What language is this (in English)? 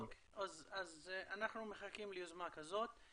Hebrew